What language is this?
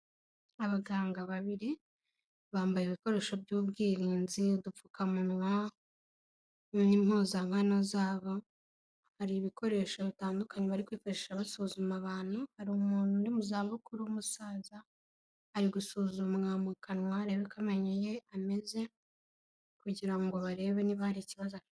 Kinyarwanda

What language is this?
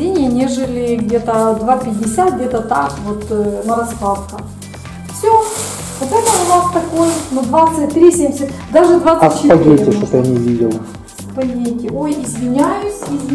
Russian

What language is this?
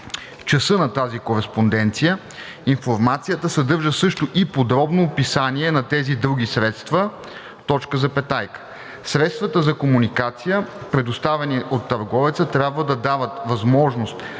Bulgarian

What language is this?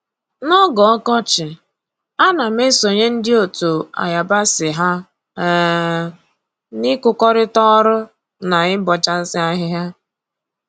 Igbo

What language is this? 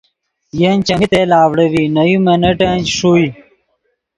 Yidgha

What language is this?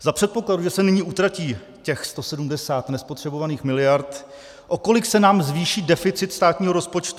Czech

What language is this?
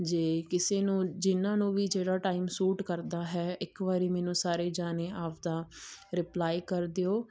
Punjabi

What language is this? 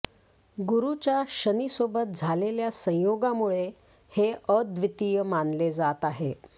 Marathi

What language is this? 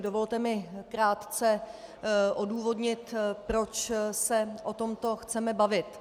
Czech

